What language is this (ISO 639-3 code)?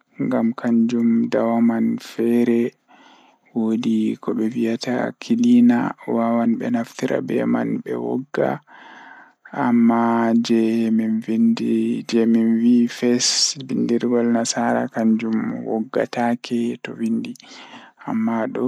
ful